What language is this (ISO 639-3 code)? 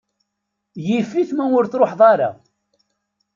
kab